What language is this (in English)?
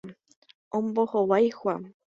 Guarani